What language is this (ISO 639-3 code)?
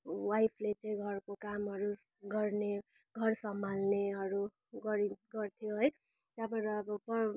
nep